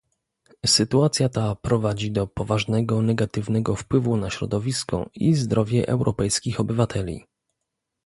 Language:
Polish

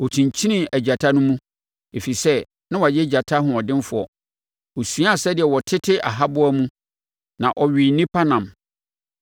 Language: Akan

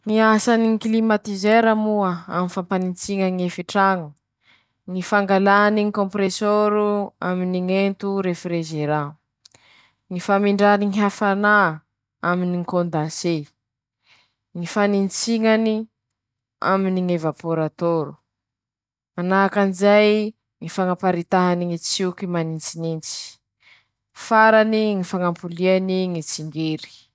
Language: Masikoro Malagasy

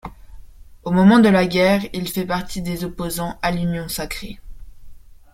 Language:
French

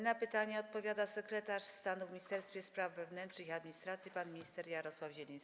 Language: Polish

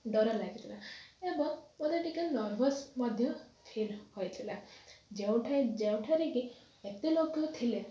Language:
Odia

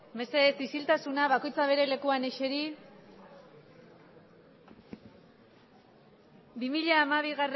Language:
Basque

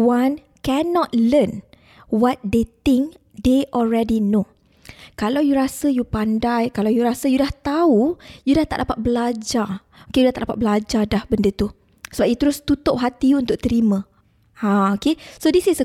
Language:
Malay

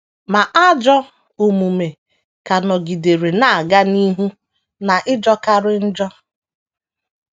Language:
Igbo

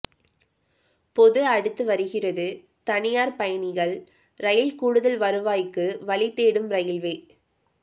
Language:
Tamil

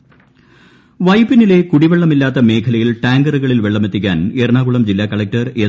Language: Malayalam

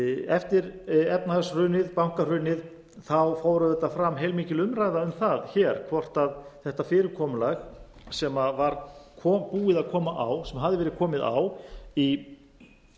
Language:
Icelandic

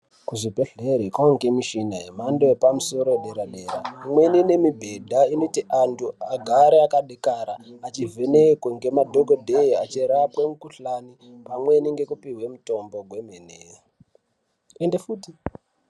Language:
Ndau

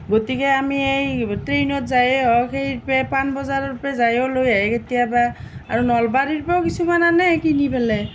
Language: Assamese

